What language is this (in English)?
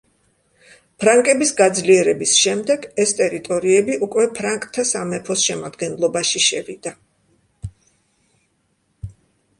Georgian